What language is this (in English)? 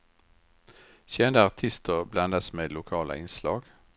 Swedish